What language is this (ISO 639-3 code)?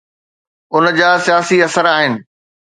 snd